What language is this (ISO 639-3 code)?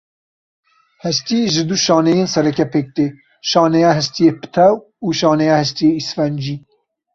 kur